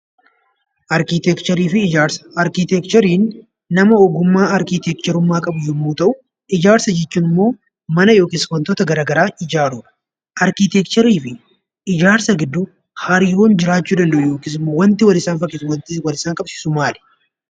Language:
Oromo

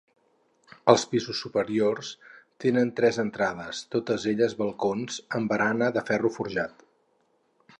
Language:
Catalan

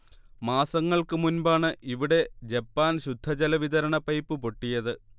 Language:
Malayalam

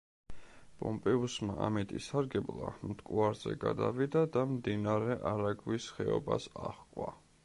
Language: Georgian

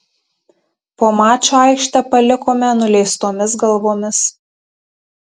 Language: Lithuanian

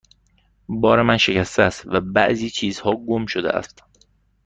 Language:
Persian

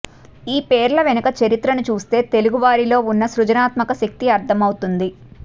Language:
Telugu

